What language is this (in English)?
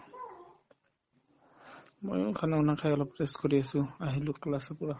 Assamese